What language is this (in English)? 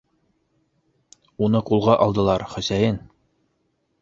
Bashkir